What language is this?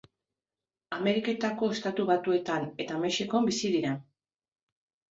Basque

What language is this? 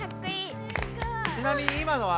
Japanese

